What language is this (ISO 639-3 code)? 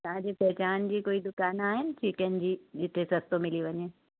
snd